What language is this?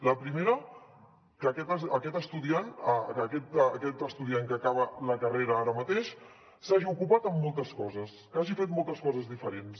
Catalan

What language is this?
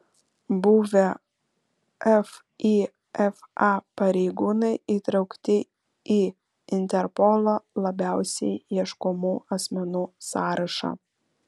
Lithuanian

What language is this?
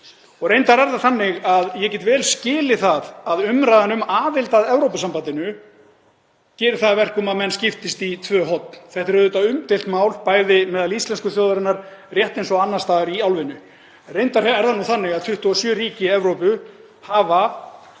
Icelandic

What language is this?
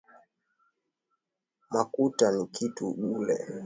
Swahili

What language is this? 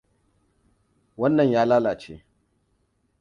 Hausa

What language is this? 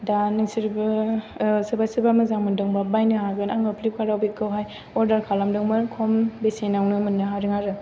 Bodo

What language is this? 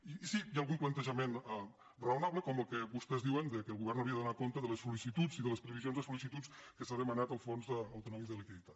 Catalan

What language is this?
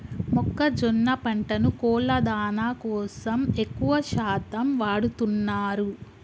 Telugu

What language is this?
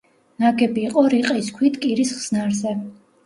Georgian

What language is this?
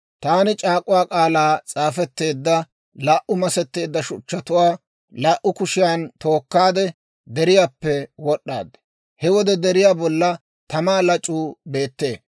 Dawro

